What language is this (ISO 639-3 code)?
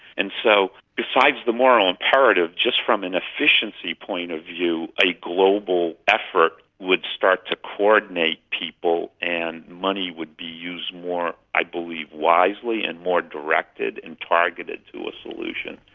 eng